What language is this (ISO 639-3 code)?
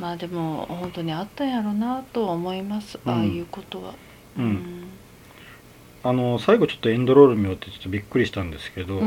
jpn